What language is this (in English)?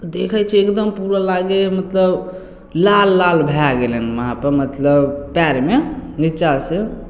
Maithili